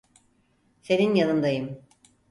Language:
Turkish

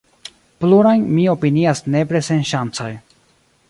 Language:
Esperanto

